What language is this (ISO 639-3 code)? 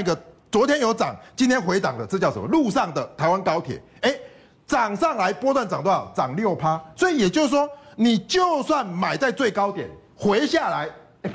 zho